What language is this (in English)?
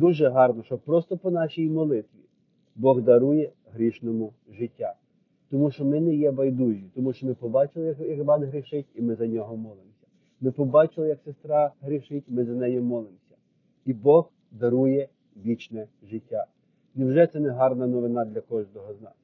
Ukrainian